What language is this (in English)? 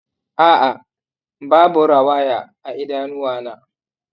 Hausa